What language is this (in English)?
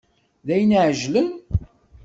Kabyle